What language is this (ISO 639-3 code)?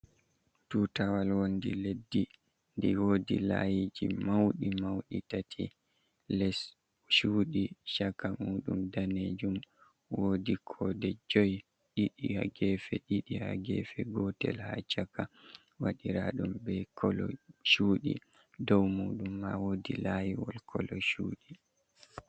ful